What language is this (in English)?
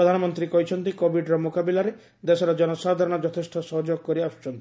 Odia